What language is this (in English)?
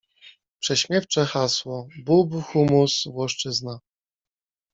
Polish